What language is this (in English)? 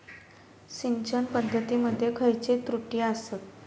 Marathi